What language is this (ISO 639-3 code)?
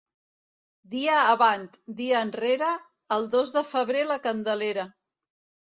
cat